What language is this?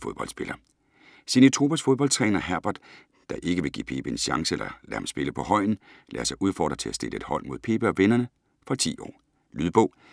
Danish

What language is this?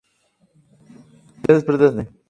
Spanish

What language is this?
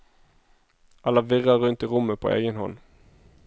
Norwegian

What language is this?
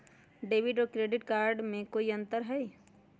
Magahi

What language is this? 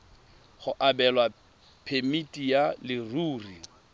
Tswana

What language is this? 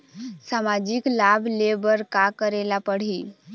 Chhattisgarhi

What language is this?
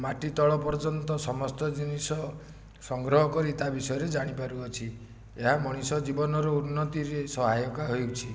Odia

